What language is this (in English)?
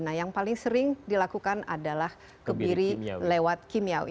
Indonesian